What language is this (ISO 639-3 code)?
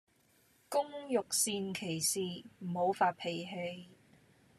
yue